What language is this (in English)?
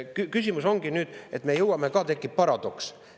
Estonian